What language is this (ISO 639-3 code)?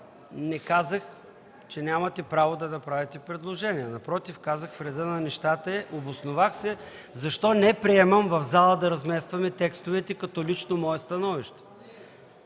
bul